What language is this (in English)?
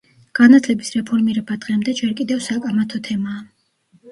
Georgian